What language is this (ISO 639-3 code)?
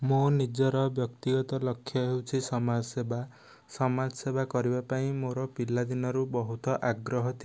ori